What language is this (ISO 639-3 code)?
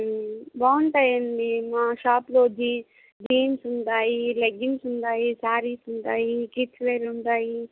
tel